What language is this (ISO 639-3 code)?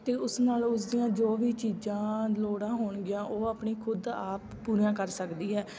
pan